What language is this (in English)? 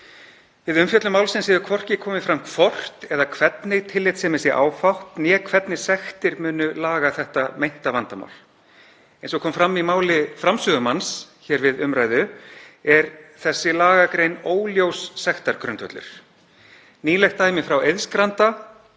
Icelandic